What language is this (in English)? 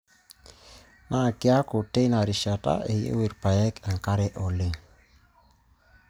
Masai